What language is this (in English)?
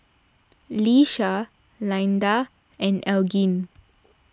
English